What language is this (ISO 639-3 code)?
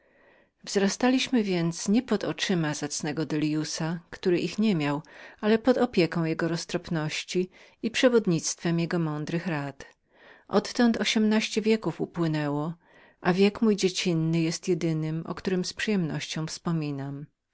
pol